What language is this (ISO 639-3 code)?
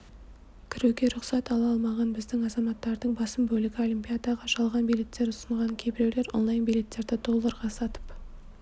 kaz